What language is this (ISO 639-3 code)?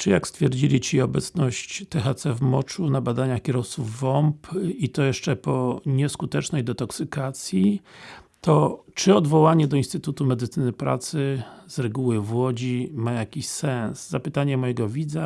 pol